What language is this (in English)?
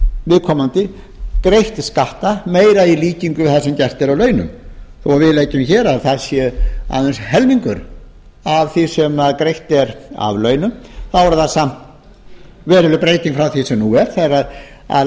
Icelandic